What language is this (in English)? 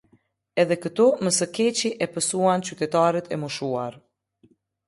Albanian